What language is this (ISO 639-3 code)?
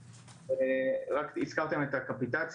heb